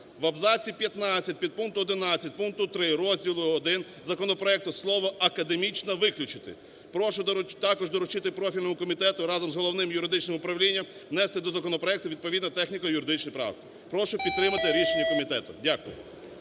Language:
Ukrainian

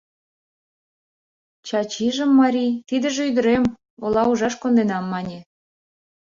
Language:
Mari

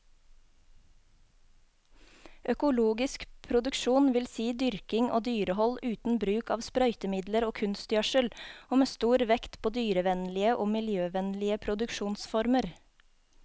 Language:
Norwegian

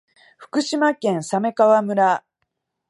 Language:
Japanese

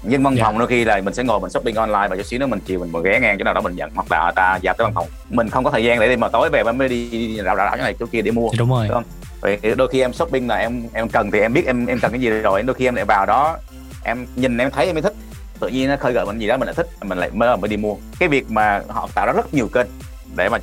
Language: Vietnamese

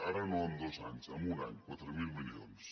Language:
Catalan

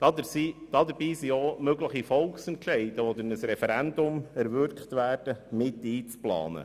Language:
Swiss German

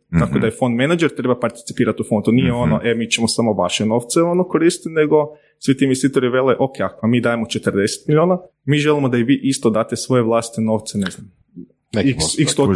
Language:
Croatian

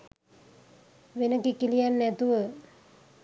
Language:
Sinhala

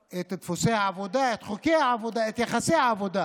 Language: Hebrew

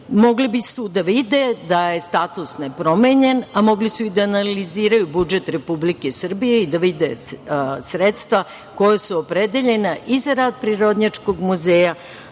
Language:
Serbian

